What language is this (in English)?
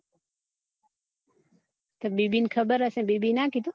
Gujarati